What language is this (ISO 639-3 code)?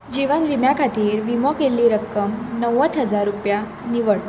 kok